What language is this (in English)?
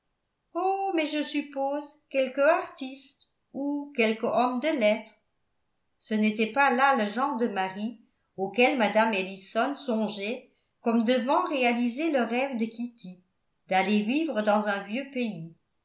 French